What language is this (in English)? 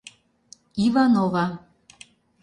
Mari